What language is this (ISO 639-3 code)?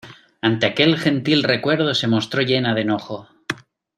spa